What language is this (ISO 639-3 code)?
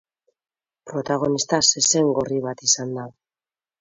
eus